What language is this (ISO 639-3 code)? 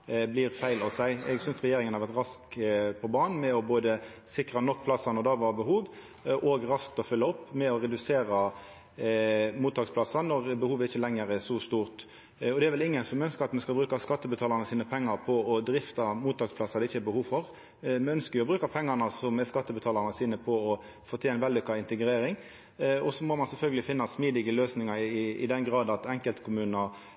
nno